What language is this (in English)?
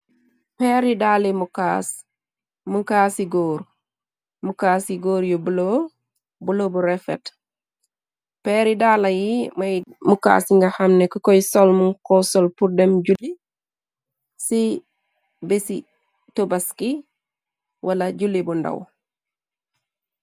Wolof